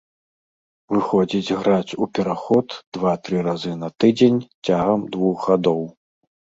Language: Belarusian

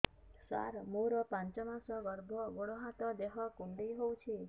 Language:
Odia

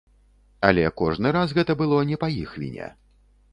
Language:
Belarusian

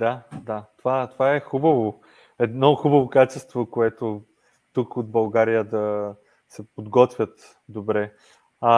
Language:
Bulgarian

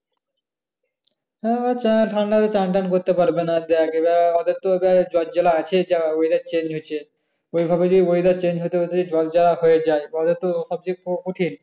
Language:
Bangla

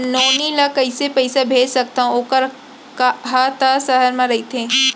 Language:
Chhattisgarhi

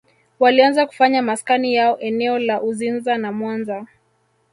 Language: Swahili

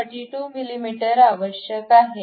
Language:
Marathi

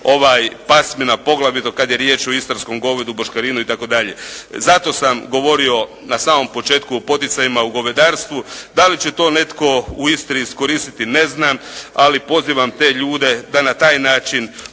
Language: Croatian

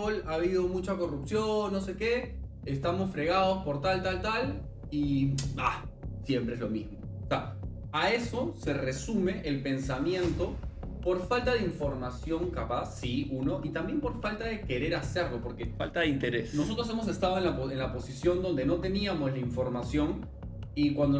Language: Spanish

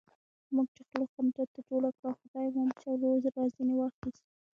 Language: Pashto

